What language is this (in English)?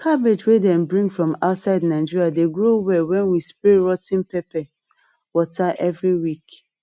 Nigerian Pidgin